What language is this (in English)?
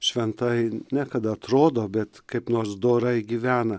Lithuanian